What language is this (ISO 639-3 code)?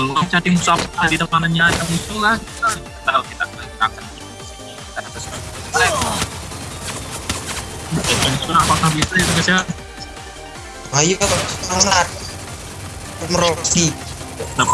ind